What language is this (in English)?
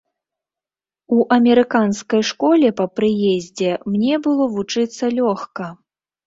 Belarusian